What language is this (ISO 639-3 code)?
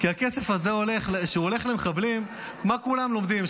heb